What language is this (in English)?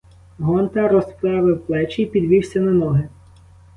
Ukrainian